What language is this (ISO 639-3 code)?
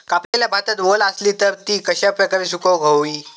mar